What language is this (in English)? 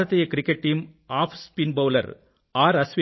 Telugu